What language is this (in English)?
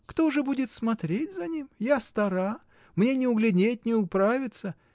Russian